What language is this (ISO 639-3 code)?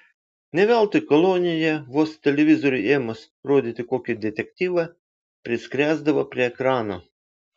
lit